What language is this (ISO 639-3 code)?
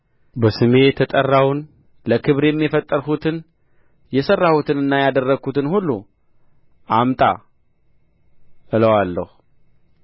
amh